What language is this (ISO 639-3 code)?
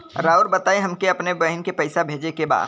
bho